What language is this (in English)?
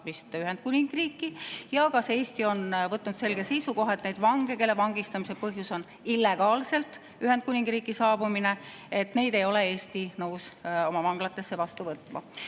Estonian